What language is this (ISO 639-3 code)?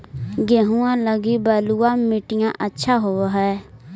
mag